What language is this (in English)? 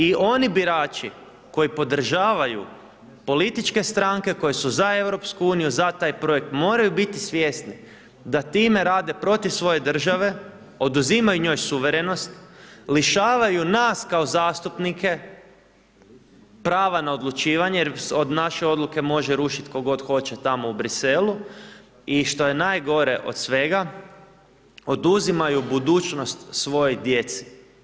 Croatian